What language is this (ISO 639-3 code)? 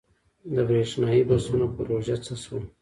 pus